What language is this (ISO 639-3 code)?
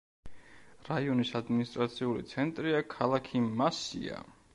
kat